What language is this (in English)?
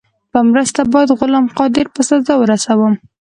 Pashto